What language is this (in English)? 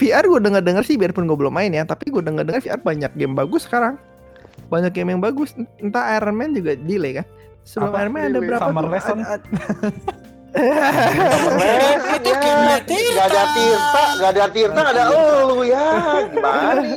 Indonesian